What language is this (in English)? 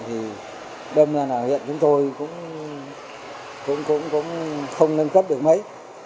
Vietnamese